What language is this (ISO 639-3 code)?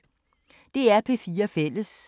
dan